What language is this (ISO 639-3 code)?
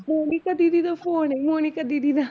pan